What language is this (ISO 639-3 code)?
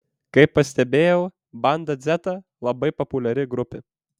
lit